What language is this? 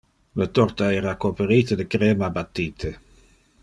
Interlingua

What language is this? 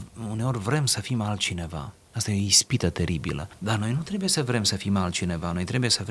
Romanian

